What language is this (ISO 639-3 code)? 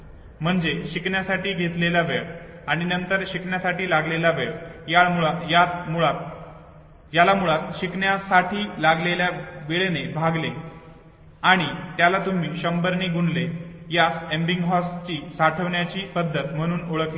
mar